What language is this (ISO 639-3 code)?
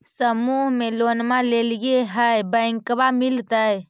mag